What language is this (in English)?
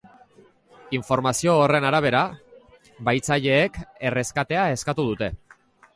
Basque